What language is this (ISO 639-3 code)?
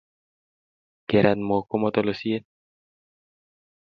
kln